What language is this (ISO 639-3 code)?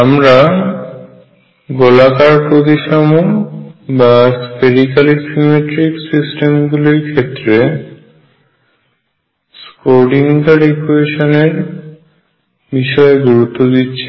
ben